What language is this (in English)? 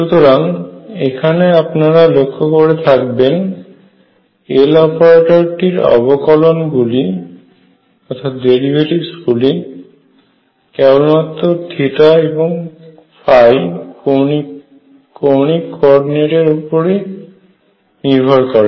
Bangla